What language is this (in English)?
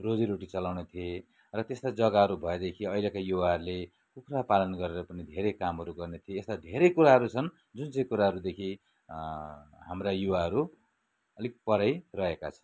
Nepali